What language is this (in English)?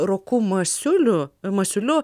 Lithuanian